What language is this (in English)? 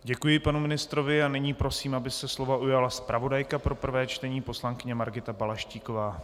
Czech